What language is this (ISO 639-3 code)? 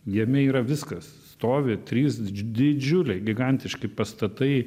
lit